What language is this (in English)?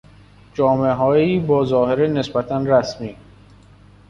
Persian